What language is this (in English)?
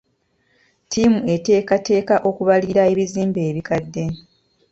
Ganda